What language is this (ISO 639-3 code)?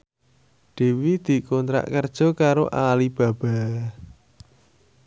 jav